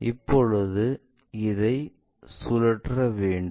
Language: Tamil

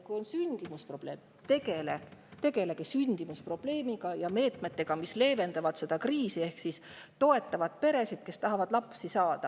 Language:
Estonian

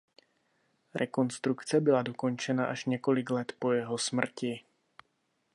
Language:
Czech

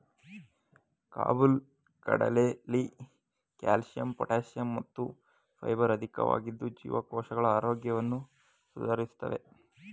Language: Kannada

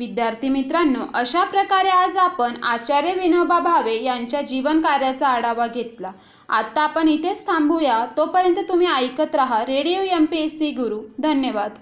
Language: Marathi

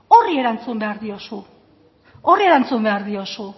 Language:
Basque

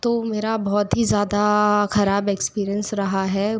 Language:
Hindi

